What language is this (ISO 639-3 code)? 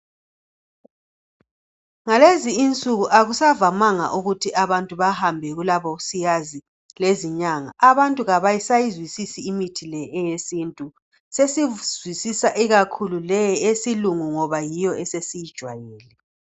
nde